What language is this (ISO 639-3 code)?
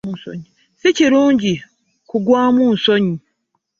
lug